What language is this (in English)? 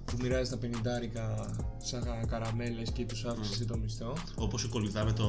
Greek